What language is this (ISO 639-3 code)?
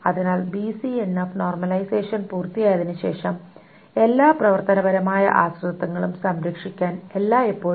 mal